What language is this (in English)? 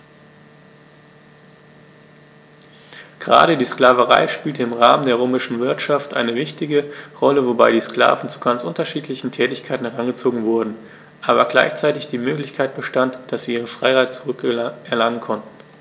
German